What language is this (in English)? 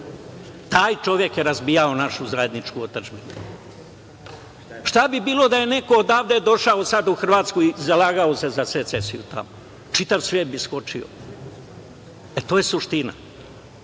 Serbian